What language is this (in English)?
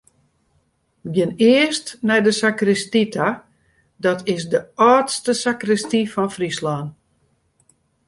Western Frisian